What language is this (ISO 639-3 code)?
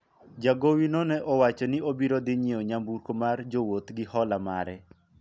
luo